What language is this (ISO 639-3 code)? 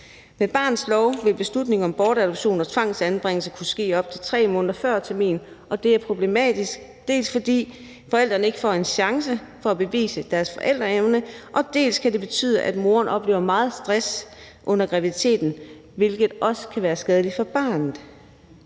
dan